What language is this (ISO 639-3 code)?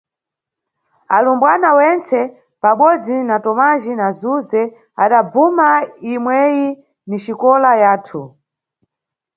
nyu